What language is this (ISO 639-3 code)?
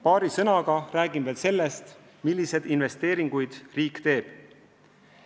est